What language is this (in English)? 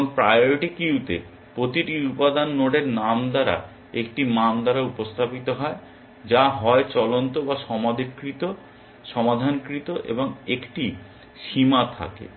Bangla